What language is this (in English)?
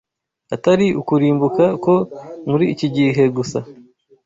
Kinyarwanda